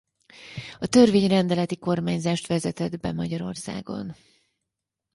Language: Hungarian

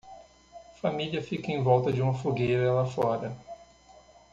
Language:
Portuguese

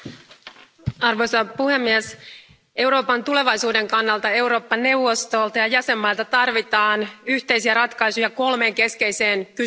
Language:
Finnish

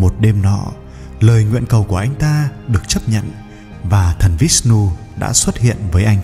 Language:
Vietnamese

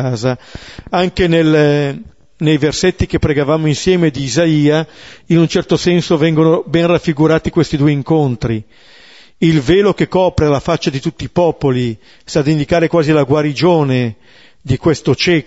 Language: Italian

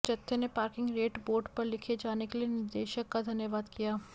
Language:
Hindi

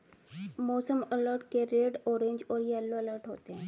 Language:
Hindi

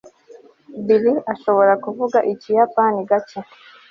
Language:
Kinyarwanda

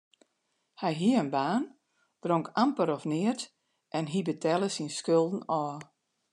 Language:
Western Frisian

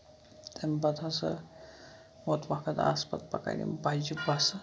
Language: Kashmiri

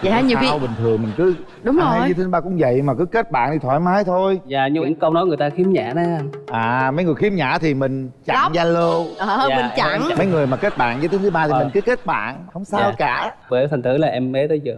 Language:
Vietnamese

